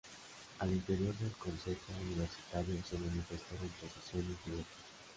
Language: Spanish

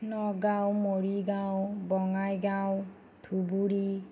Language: Assamese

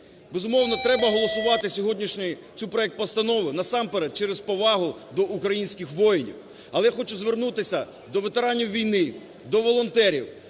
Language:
Ukrainian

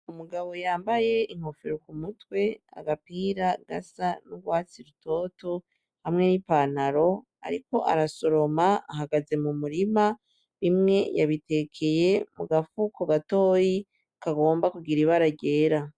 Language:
Rundi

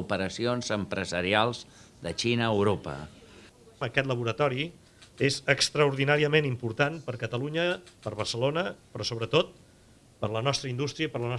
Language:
Catalan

